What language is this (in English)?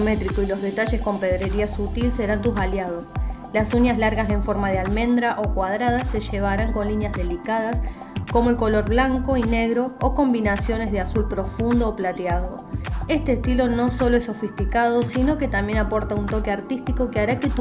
Spanish